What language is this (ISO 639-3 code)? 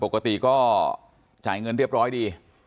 tha